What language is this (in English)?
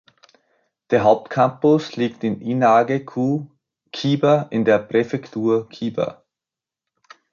German